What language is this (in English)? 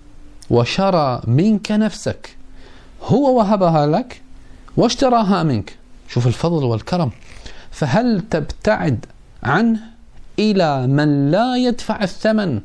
Arabic